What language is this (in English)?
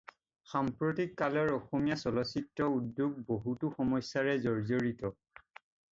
Assamese